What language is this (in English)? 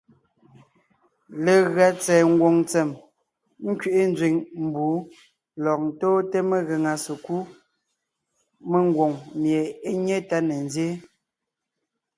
Ngiemboon